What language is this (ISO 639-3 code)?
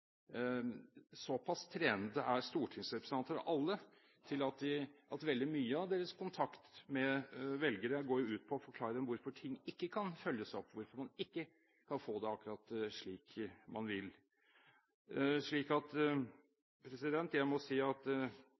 nob